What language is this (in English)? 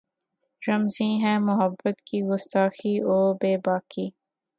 Urdu